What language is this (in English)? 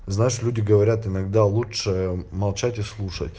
Russian